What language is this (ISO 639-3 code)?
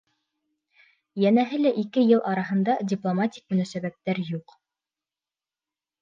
bak